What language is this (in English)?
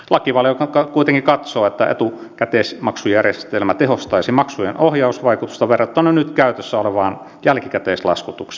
Finnish